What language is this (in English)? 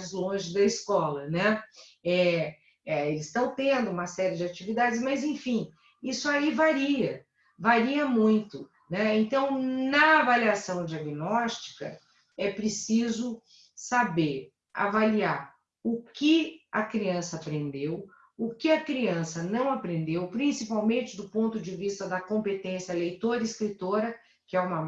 Portuguese